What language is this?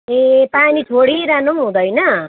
Nepali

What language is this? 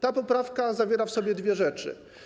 Polish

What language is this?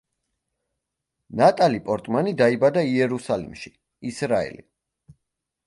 Georgian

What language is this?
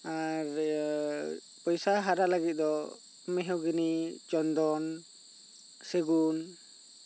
Santali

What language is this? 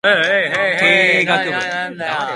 Japanese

